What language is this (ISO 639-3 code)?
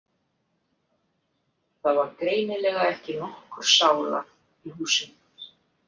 isl